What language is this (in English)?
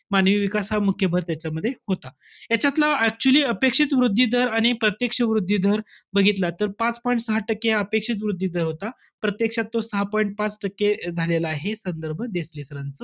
Marathi